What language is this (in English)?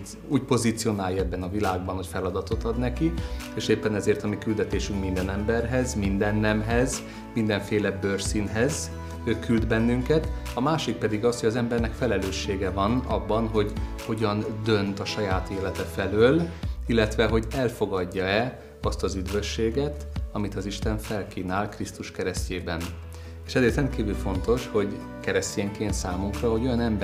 Hungarian